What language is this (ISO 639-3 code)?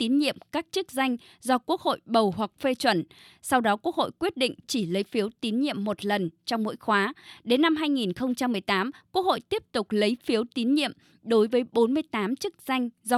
vie